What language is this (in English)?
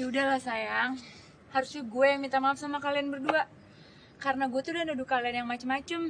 Indonesian